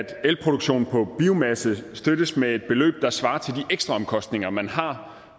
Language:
Danish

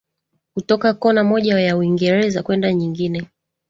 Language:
Swahili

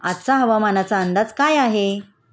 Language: Marathi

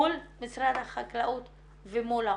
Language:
Hebrew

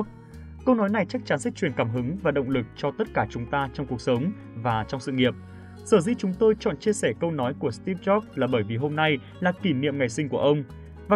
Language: Vietnamese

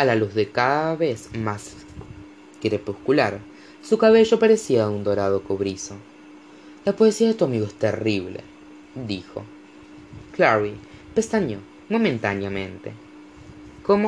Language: Spanish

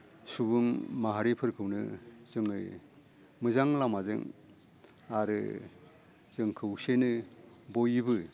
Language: Bodo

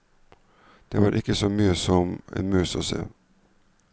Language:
Norwegian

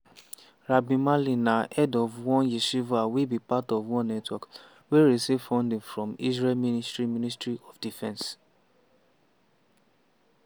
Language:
Nigerian Pidgin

